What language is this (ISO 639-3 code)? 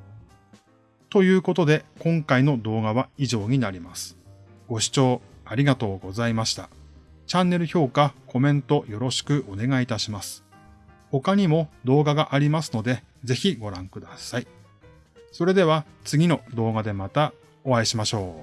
jpn